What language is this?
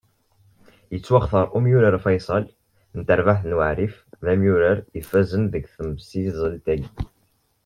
Kabyle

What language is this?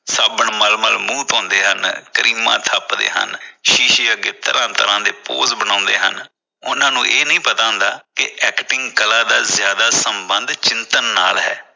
Punjabi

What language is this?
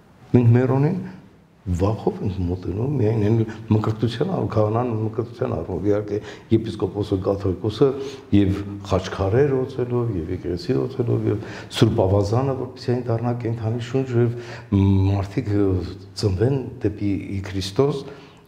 Romanian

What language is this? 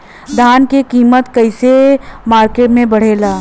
Bhojpuri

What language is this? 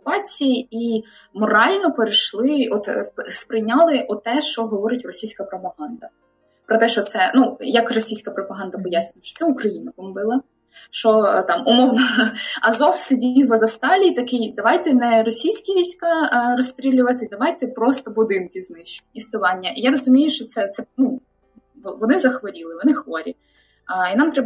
Ukrainian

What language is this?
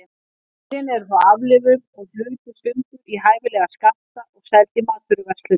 Icelandic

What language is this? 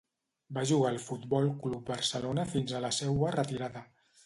Catalan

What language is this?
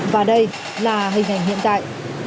Vietnamese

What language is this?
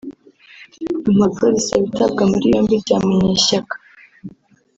Kinyarwanda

